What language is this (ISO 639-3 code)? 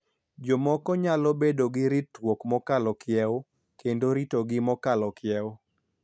luo